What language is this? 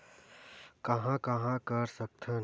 Chhattisgarhi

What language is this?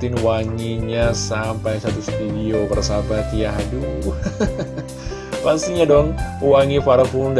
Indonesian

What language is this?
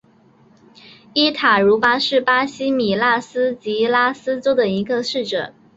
Chinese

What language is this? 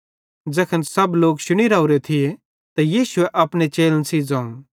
Bhadrawahi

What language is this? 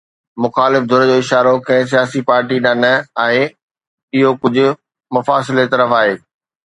Sindhi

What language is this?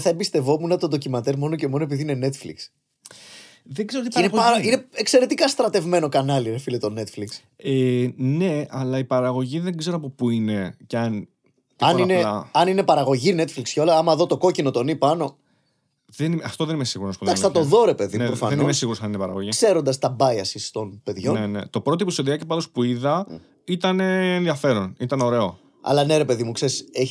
Greek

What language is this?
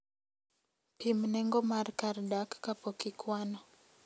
Luo (Kenya and Tanzania)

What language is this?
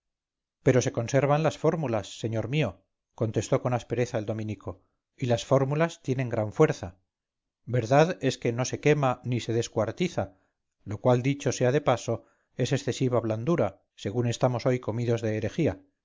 Spanish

